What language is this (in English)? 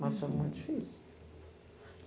Portuguese